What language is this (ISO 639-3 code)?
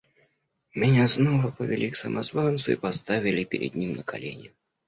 rus